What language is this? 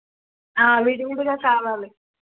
Telugu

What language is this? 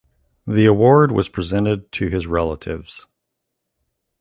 English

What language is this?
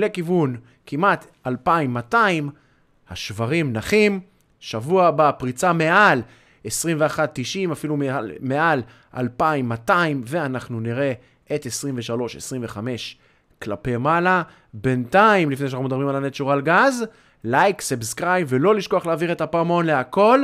Hebrew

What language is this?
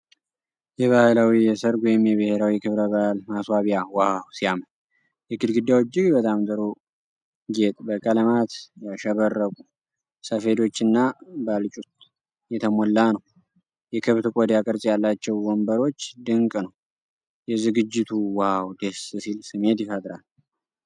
Amharic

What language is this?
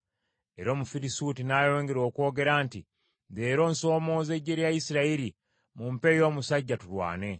Ganda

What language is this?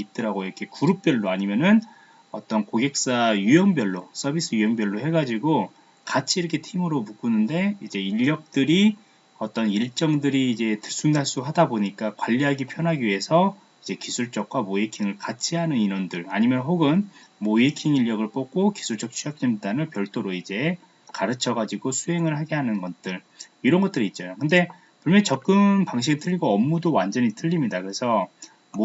Korean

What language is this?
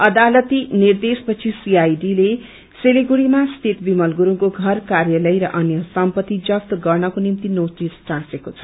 Nepali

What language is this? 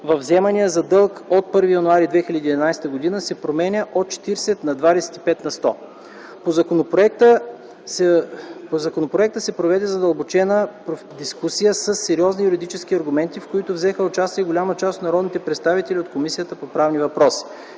Bulgarian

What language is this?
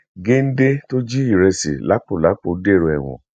Yoruba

